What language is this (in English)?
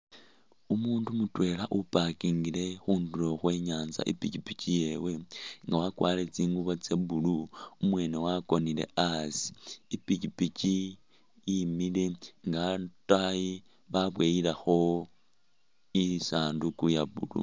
Masaaba